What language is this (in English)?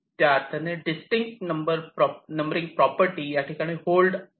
Marathi